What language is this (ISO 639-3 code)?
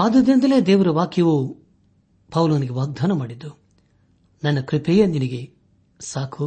kan